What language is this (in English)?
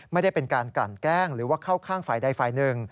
Thai